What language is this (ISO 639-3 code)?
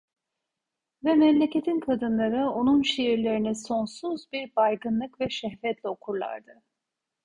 tur